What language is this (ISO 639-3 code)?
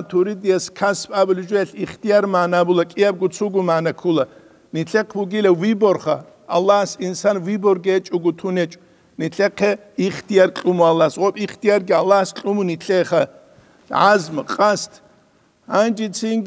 ara